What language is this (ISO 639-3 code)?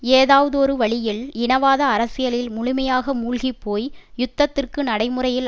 tam